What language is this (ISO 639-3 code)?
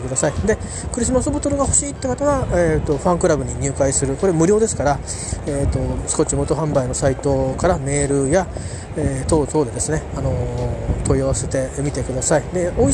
jpn